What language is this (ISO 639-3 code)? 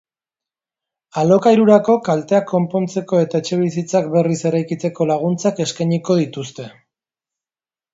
eus